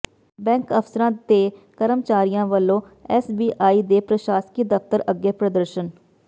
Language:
Punjabi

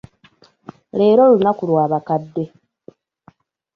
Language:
Ganda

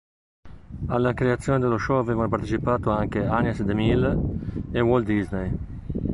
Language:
Italian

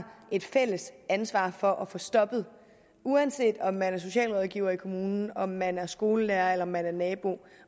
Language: Danish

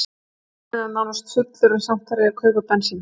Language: Icelandic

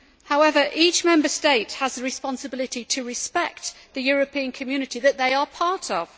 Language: English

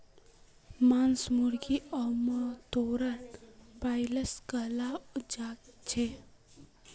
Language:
Magahi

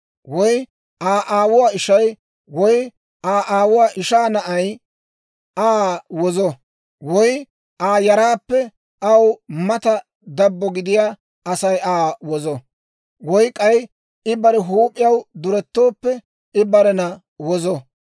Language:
Dawro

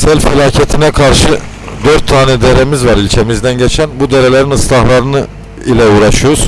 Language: Turkish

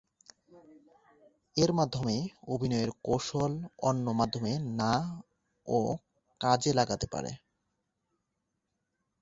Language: Bangla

